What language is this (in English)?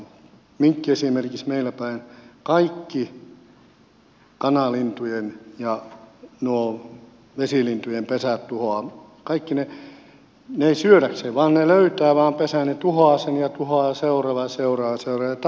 Finnish